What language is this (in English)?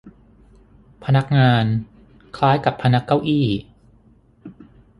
Thai